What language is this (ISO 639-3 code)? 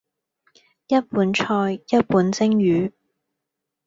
yue